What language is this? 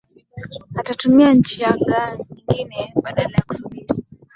Swahili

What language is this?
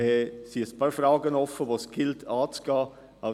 Swiss German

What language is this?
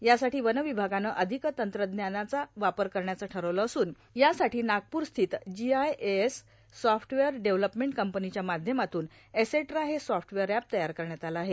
Marathi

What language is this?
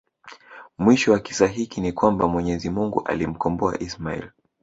Swahili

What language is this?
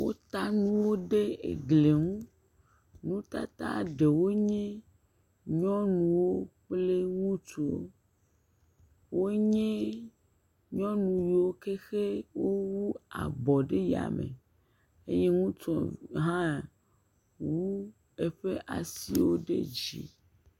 Ewe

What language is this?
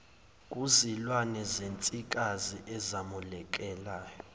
Zulu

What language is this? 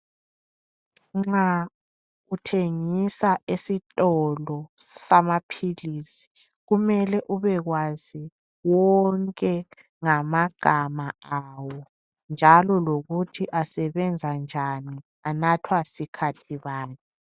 North Ndebele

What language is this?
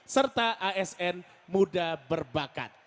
Indonesian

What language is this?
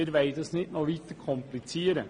Swiss German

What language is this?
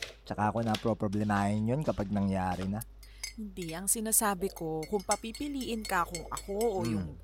Filipino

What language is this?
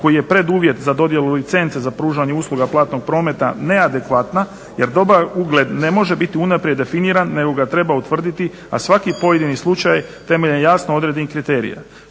Croatian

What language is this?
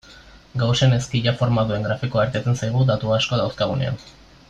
Basque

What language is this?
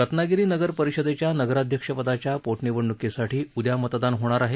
Marathi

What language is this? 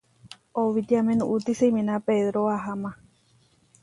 Huarijio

